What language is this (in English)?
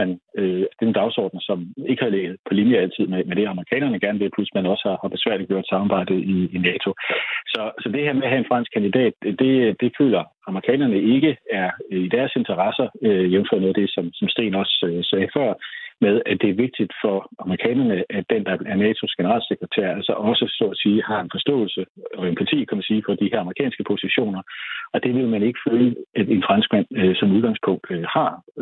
Danish